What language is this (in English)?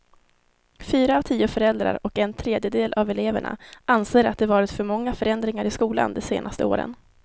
Swedish